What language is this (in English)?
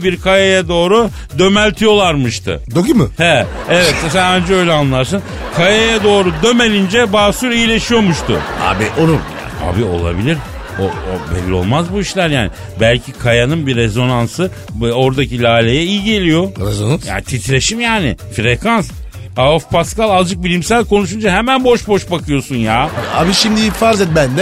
Turkish